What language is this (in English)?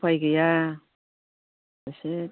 Bodo